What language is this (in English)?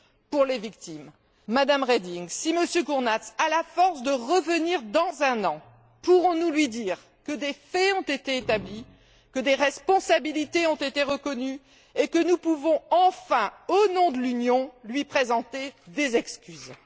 French